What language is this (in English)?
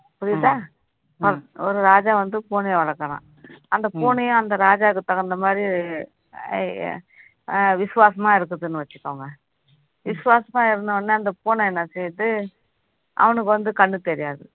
Tamil